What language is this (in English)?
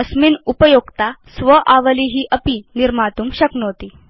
Sanskrit